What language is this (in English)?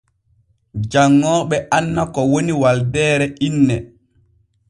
Borgu Fulfulde